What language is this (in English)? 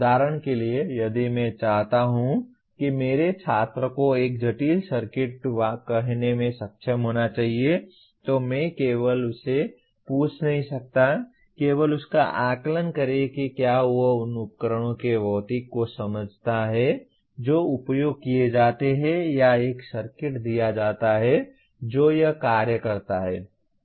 Hindi